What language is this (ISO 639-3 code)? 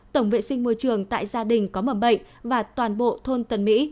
vie